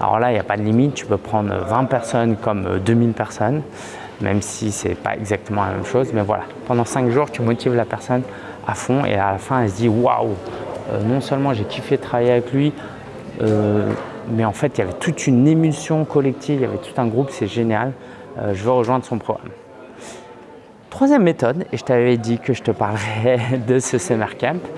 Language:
French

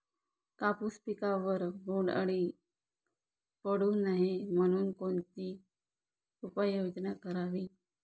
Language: Marathi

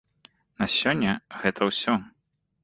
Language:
Belarusian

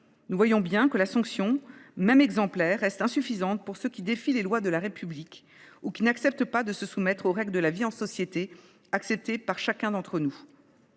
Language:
French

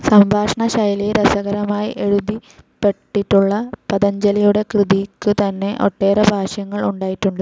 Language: Malayalam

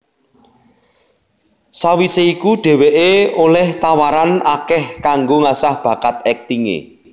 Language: Javanese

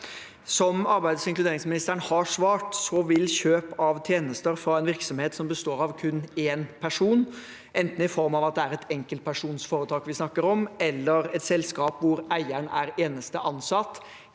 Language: Norwegian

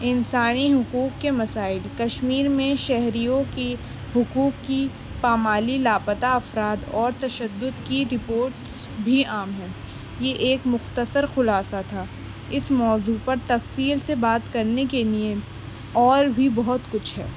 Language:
Urdu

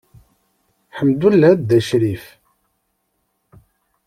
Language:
Kabyle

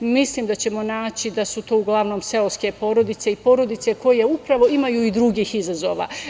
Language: Serbian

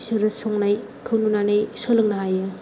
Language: Bodo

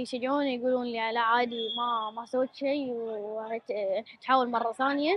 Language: Arabic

